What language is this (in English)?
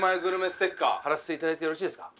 Japanese